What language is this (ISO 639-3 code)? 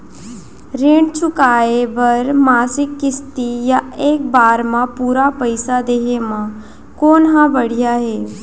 hne